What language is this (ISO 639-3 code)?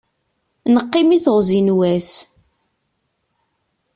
kab